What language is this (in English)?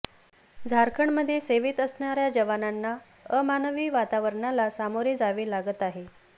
Marathi